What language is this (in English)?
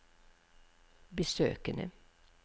Norwegian